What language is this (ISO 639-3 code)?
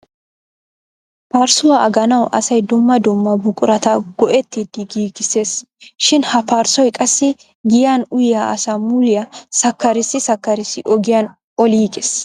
wal